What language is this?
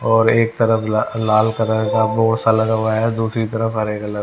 Hindi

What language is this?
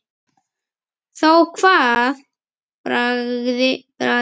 Icelandic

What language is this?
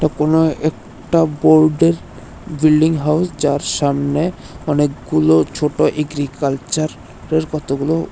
Bangla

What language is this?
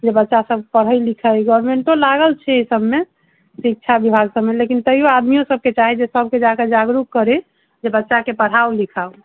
Maithili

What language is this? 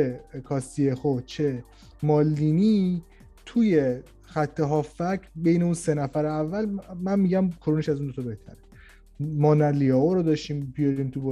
Persian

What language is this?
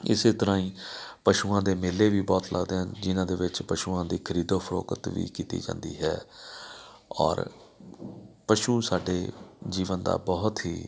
Punjabi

